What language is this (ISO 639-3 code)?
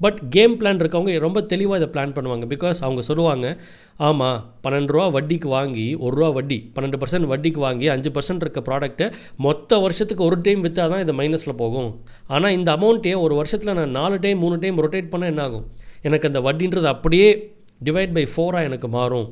tam